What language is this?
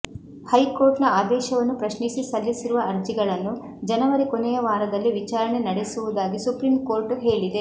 Kannada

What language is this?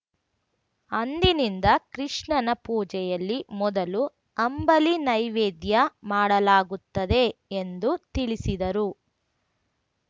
Kannada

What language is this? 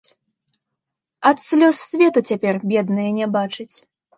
Belarusian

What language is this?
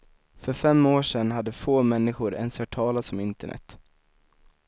Swedish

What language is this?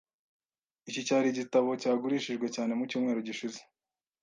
Kinyarwanda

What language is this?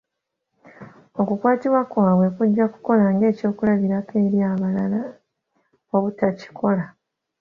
Ganda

